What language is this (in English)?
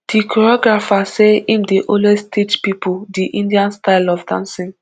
Nigerian Pidgin